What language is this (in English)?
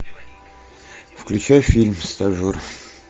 Russian